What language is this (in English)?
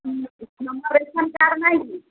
Odia